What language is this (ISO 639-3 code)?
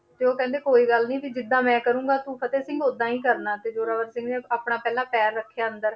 pan